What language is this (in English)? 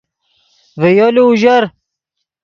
Yidgha